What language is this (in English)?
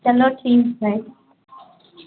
Hindi